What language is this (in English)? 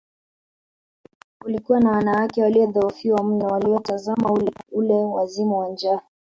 Swahili